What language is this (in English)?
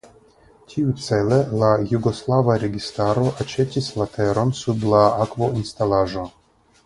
Esperanto